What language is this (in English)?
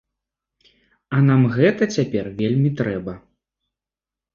Belarusian